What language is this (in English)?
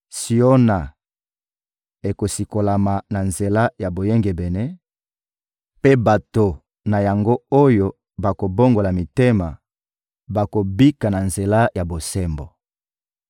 Lingala